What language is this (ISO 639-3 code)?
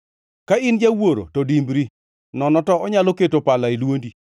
luo